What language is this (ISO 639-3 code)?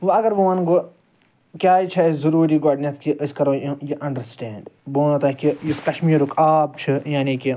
kas